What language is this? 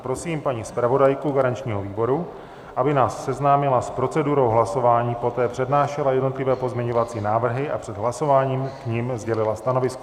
Czech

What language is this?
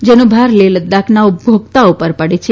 Gujarati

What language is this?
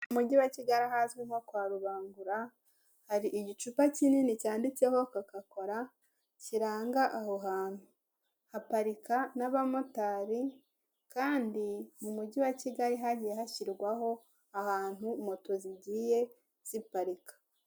Kinyarwanda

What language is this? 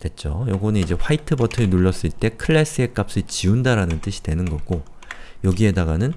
Korean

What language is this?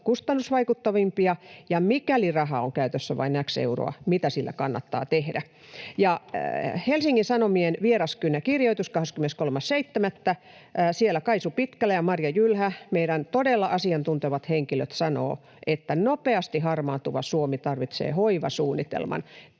Finnish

